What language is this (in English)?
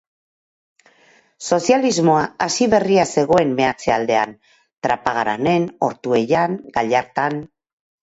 Basque